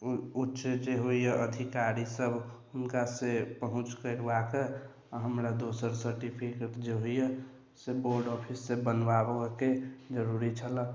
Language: Maithili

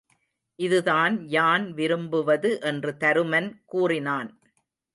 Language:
Tamil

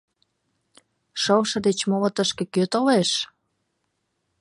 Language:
Mari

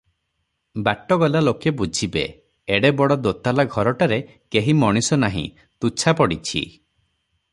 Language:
Odia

